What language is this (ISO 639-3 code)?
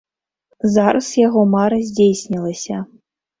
bel